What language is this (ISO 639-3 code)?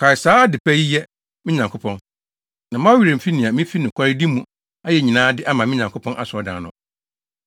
aka